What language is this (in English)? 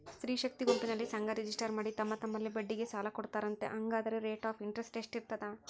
Kannada